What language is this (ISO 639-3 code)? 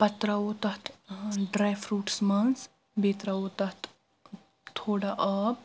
kas